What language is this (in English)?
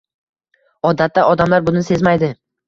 Uzbek